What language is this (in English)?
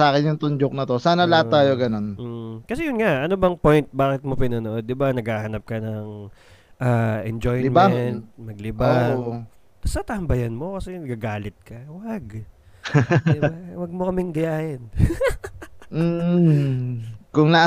Filipino